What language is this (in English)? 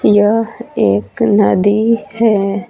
Hindi